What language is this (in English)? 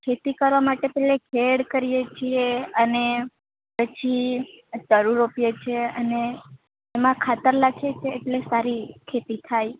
Gujarati